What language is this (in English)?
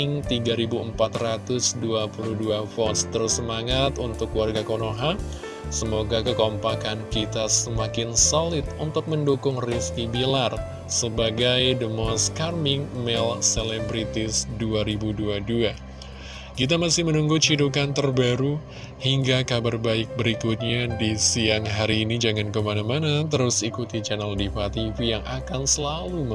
Indonesian